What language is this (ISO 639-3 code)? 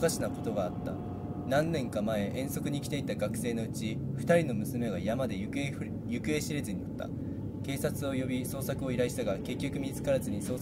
jpn